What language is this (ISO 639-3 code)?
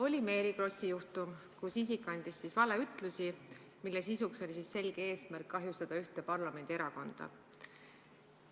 est